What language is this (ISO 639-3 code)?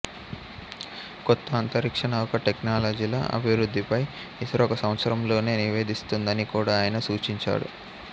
tel